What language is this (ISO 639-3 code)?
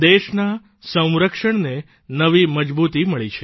guj